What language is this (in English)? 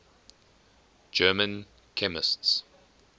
English